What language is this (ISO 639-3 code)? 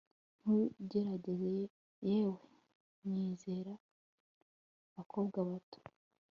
kin